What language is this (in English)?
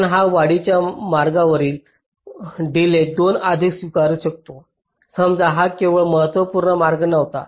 Marathi